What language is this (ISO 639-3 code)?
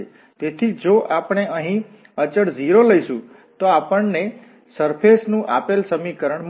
guj